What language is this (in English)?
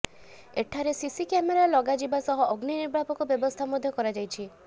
Odia